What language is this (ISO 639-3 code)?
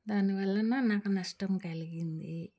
tel